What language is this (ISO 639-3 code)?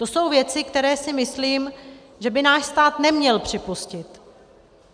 ces